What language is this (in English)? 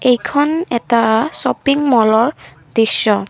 Assamese